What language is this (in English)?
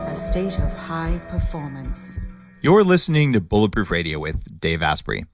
English